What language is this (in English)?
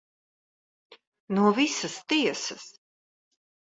Latvian